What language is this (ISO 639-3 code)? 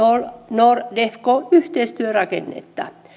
fin